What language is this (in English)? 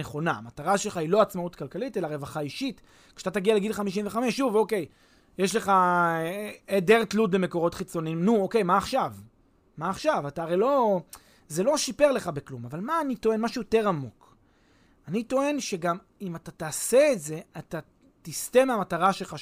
Hebrew